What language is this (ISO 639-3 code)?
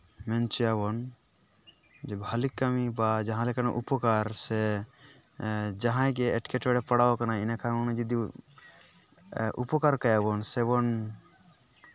sat